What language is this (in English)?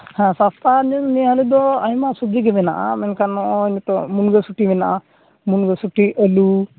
Santali